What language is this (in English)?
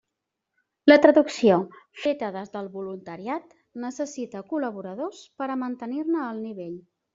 Catalan